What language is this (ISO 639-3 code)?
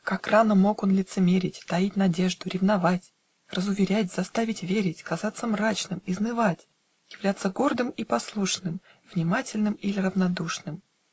rus